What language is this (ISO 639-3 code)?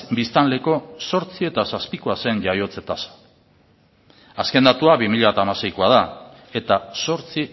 eus